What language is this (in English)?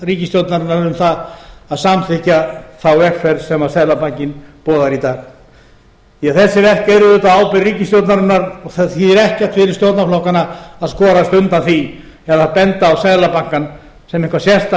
Icelandic